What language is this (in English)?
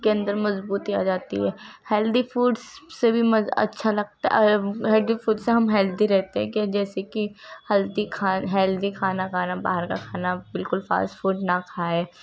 Urdu